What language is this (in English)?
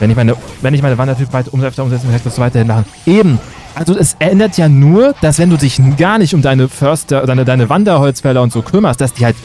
German